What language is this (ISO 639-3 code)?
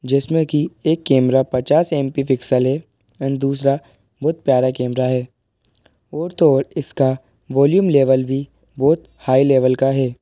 hin